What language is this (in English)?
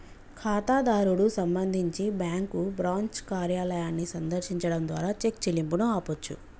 Telugu